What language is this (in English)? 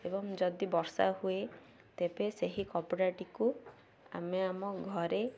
Odia